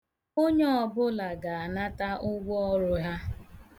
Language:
Igbo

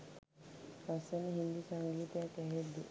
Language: Sinhala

